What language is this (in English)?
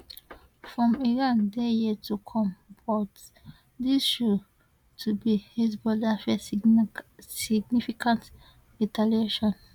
Nigerian Pidgin